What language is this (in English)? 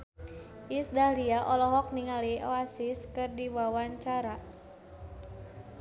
Sundanese